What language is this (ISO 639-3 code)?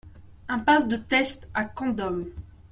fra